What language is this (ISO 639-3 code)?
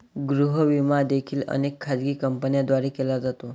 mar